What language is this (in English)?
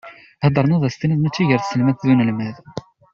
Kabyle